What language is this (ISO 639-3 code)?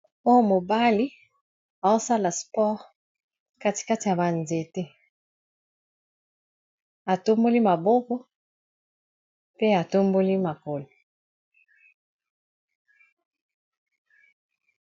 lin